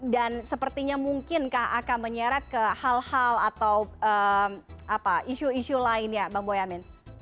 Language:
Indonesian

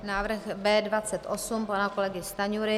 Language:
Czech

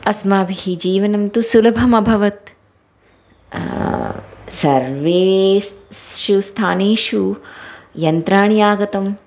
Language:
Sanskrit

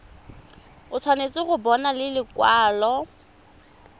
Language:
Tswana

